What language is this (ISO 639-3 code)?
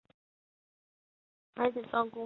zho